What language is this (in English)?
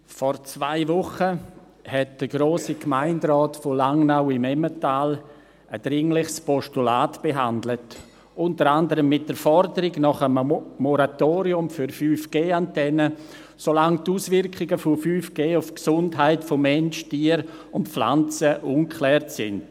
Swiss German